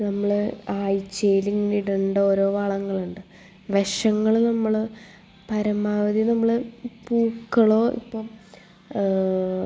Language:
Malayalam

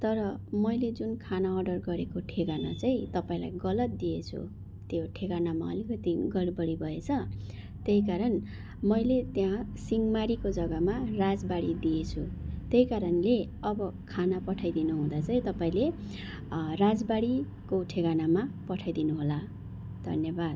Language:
Nepali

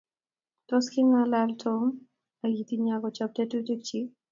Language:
Kalenjin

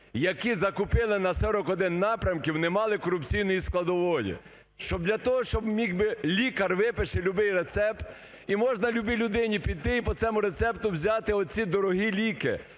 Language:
Ukrainian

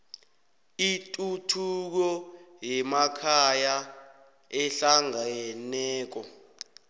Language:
South Ndebele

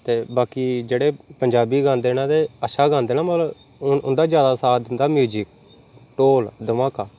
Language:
Dogri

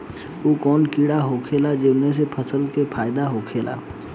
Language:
Bhojpuri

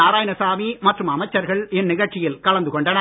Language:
Tamil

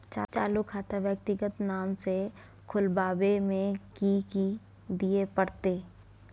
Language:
Maithili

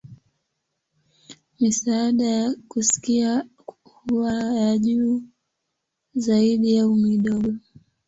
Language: Swahili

